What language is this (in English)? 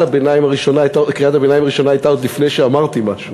Hebrew